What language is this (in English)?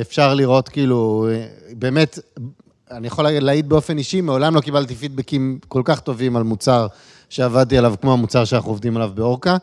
Hebrew